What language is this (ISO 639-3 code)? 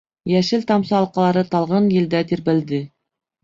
bak